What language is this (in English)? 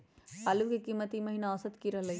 Magahi